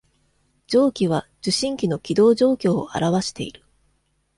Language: Japanese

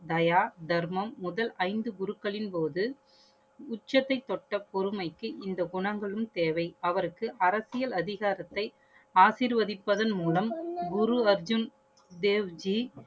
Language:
Tamil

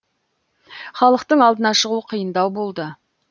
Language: Kazakh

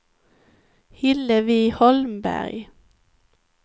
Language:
Swedish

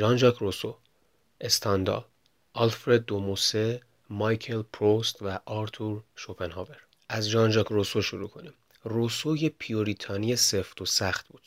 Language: Persian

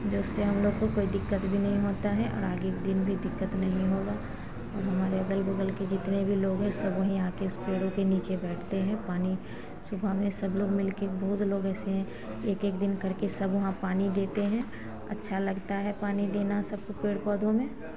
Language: Hindi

